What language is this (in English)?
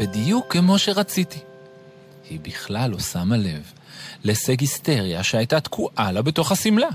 Hebrew